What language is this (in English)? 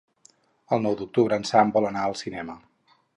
Catalan